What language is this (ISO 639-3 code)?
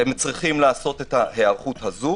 heb